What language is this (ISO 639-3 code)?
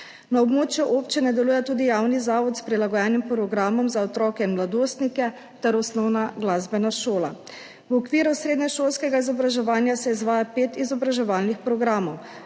slv